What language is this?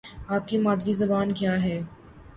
Urdu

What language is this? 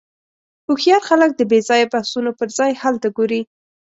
Pashto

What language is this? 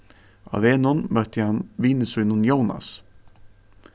Faroese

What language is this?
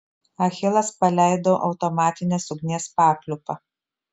Lithuanian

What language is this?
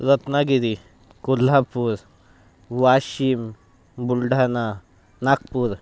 Marathi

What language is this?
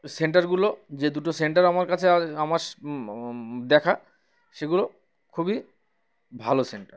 Bangla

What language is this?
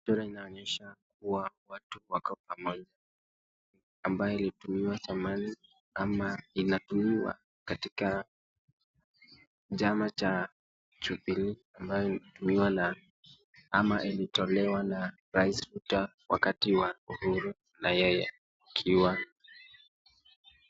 Swahili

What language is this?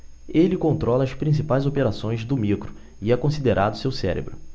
Portuguese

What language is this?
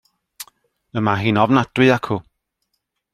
Welsh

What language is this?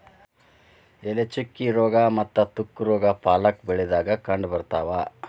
Kannada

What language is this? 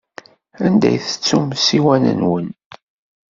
Kabyle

